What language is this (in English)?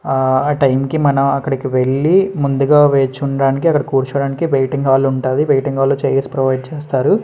Telugu